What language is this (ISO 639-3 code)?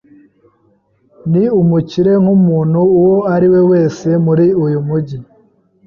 kin